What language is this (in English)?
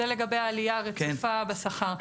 Hebrew